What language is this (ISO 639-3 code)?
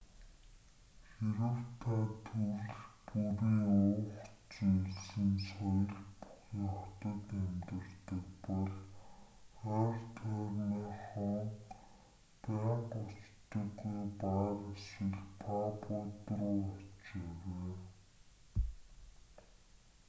mon